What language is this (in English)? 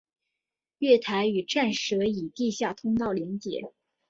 Chinese